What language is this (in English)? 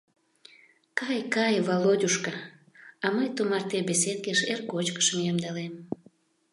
Mari